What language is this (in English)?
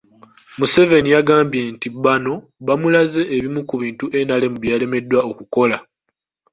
Ganda